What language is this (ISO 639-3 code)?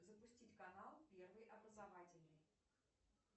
rus